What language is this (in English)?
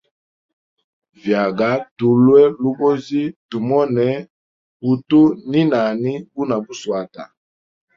Hemba